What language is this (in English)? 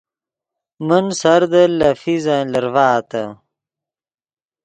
Yidgha